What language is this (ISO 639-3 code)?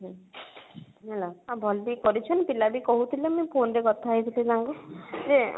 ori